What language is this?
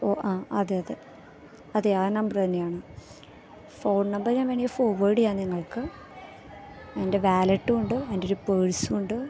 Malayalam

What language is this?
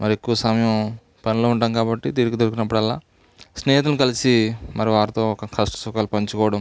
Telugu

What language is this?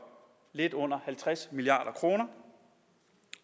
Danish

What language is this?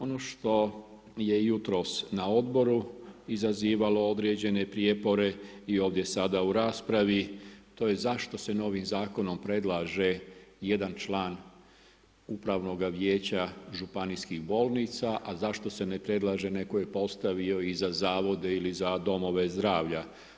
Croatian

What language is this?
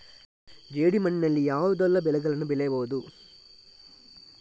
Kannada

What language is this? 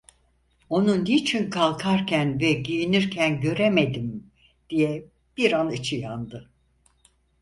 Turkish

